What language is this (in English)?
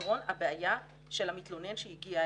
Hebrew